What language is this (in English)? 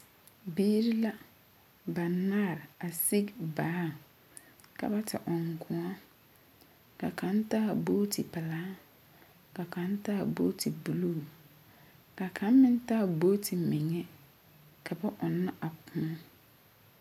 Southern Dagaare